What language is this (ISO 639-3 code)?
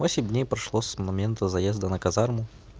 rus